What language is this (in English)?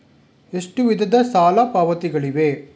Kannada